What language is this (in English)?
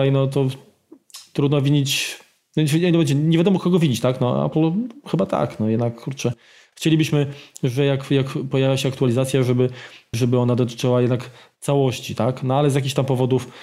Polish